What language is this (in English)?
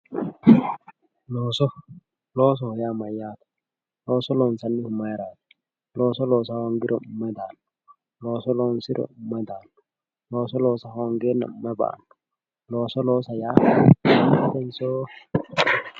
Sidamo